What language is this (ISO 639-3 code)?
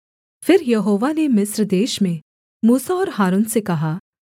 hin